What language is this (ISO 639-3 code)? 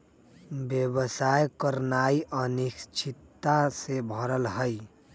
mag